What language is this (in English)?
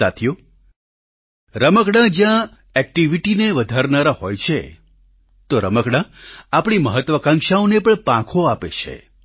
Gujarati